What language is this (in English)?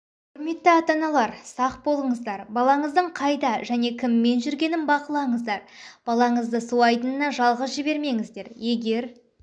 Kazakh